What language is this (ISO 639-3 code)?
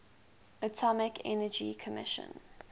eng